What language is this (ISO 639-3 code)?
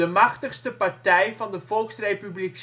nld